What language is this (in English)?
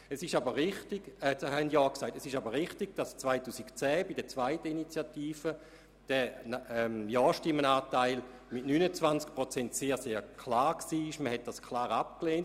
Swiss German